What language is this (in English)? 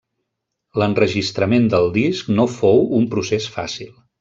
Catalan